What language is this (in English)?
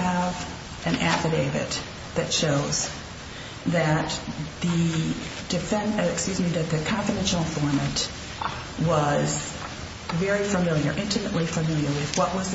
English